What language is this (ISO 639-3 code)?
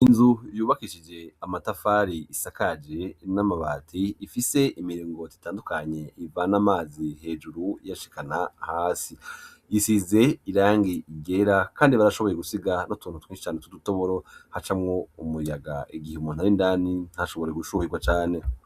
run